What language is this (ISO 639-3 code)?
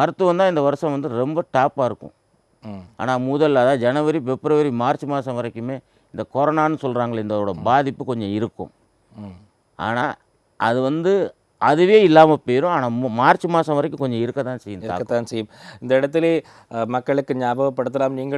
ind